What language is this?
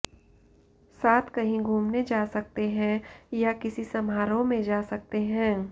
Hindi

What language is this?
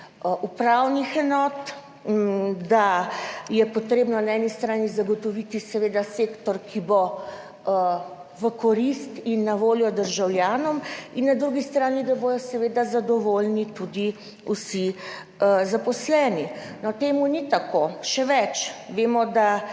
Slovenian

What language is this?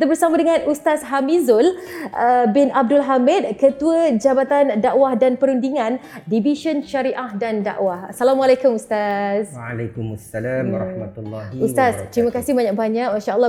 Malay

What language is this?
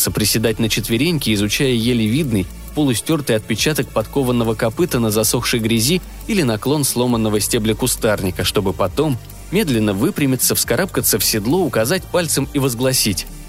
Russian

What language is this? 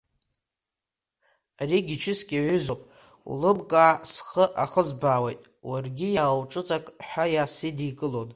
Abkhazian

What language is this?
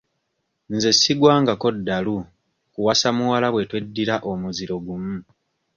Ganda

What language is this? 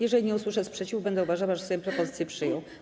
Polish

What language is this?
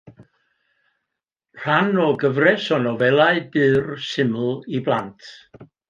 Welsh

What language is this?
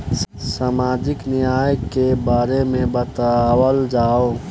Bhojpuri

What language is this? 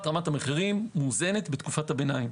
Hebrew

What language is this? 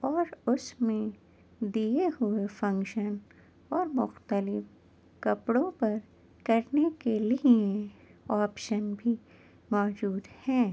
Urdu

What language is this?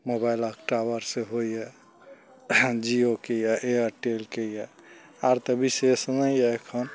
Maithili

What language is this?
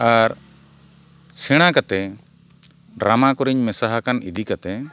Santali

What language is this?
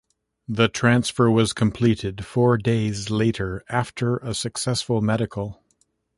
English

